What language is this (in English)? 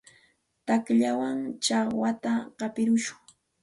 Santa Ana de Tusi Pasco Quechua